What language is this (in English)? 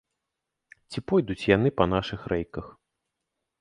Belarusian